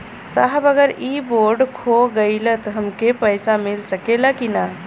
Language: Bhojpuri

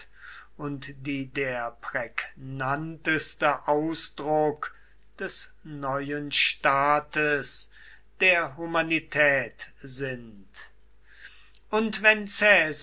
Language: German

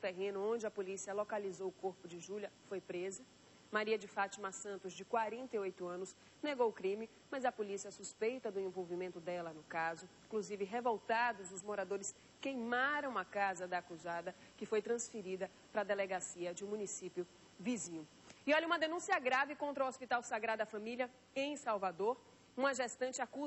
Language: Portuguese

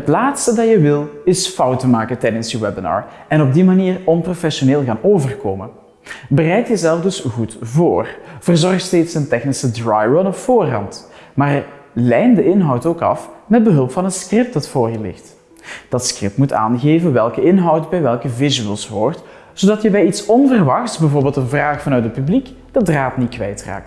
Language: Dutch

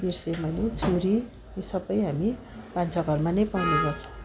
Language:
Nepali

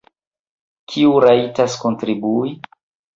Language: Esperanto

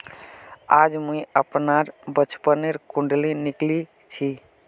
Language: Magahi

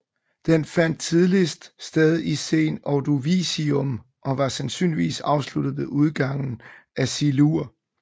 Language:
Danish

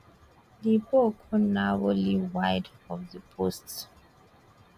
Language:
Nigerian Pidgin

